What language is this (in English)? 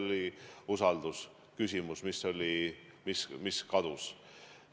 Estonian